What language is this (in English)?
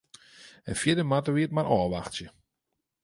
Western Frisian